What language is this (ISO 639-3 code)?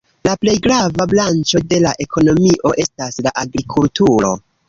epo